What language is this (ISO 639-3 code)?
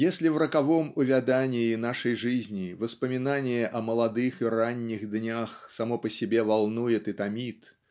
rus